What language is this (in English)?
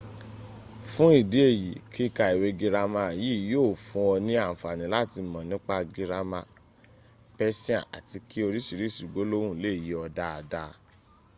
Yoruba